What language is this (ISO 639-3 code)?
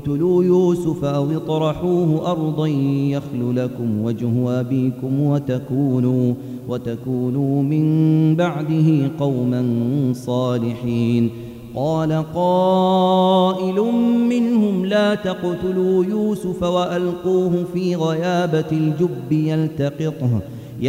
ara